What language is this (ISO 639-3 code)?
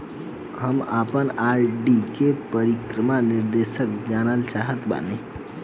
bho